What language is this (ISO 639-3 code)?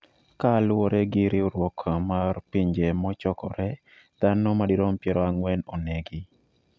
luo